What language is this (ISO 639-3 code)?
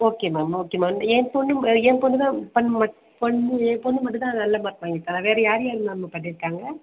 tam